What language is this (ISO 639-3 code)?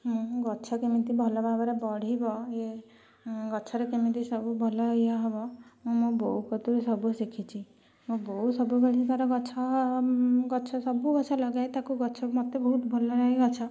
ori